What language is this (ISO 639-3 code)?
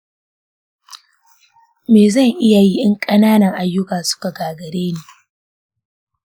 hau